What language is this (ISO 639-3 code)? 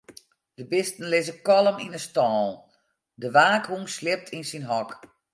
fry